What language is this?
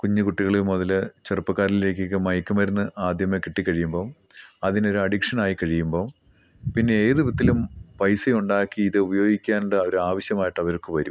Malayalam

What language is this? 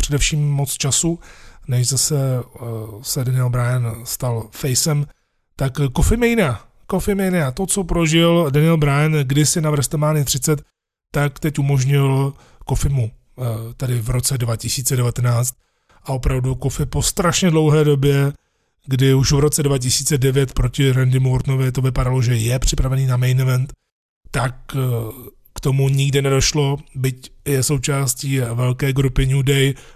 Czech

